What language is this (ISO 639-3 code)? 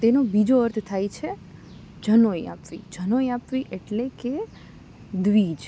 guj